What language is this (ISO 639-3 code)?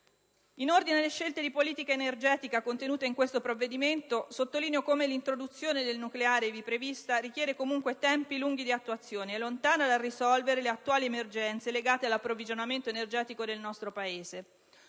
ita